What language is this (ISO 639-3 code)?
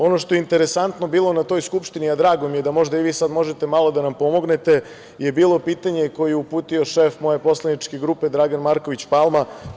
srp